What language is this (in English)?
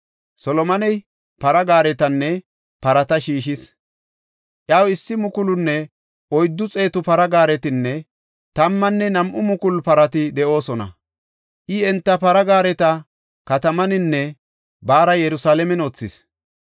Gofa